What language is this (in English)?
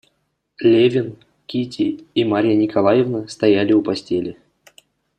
Russian